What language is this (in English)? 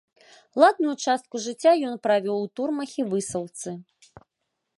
Belarusian